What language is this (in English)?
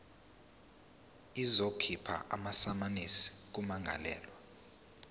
Zulu